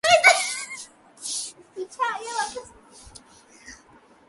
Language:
Urdu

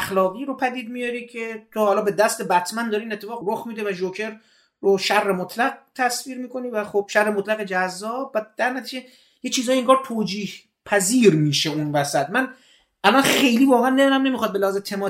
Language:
Persian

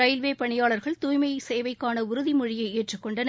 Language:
Tamil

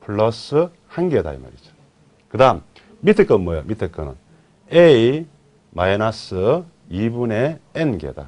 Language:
Korean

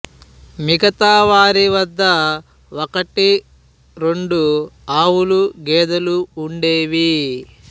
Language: Telugu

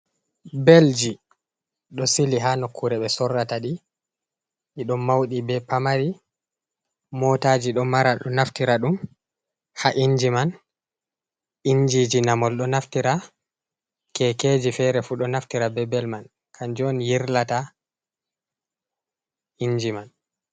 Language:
Fula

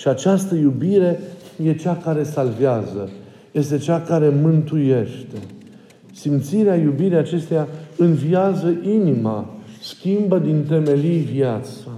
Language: Romanian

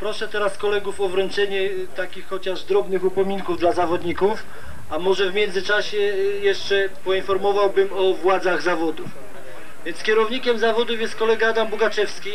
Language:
Polish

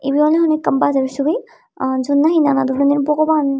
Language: Chakma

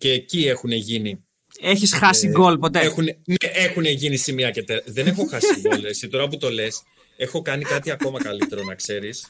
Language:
Greek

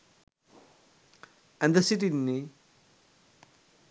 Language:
Sinhala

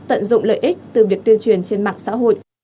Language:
Vietnamese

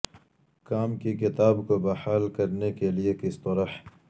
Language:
Urdu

